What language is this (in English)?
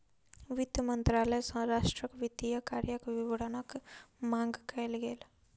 Maithili